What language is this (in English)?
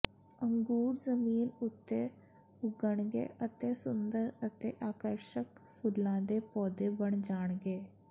Punjabi